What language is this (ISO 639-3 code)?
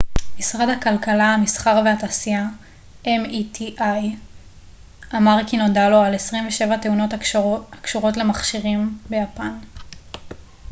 heb